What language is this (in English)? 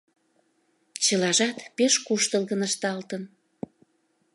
Mari